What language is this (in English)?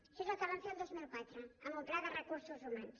Catalan